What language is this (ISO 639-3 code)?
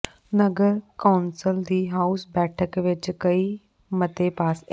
pan